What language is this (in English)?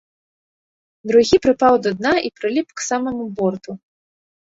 Belarusian